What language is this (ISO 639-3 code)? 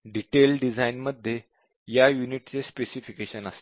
mar